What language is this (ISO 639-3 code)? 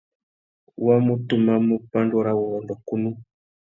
bag